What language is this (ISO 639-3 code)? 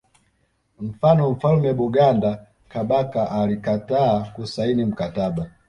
swa